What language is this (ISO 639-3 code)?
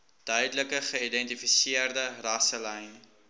afr